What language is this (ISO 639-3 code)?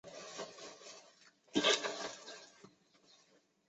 zho